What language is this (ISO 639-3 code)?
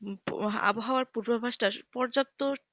ben